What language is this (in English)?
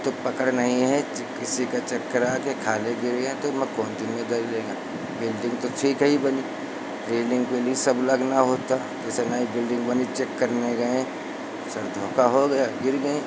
Hindi